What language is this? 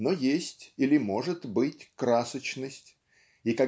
Russian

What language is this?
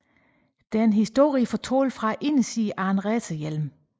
Danish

